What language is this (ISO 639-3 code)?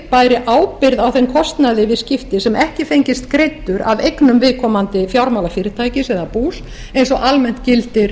isl